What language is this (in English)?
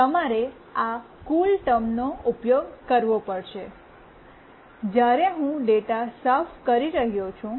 Gujarati